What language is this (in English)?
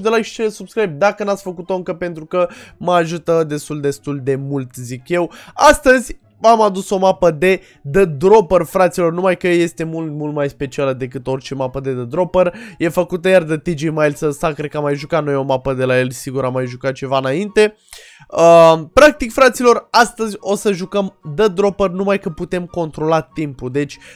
Romanian